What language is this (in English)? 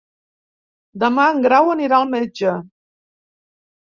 Catalan